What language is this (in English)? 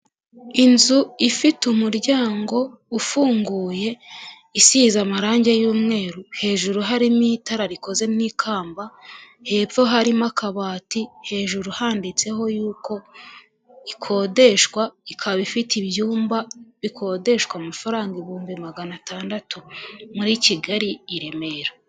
Kinyarwanda